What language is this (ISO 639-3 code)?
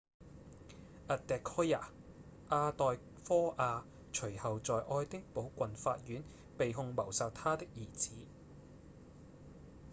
yue